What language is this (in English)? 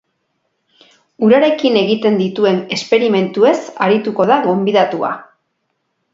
Basque